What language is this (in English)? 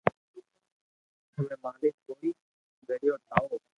Loarki